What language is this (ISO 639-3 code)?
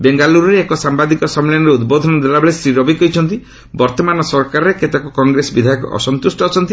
ori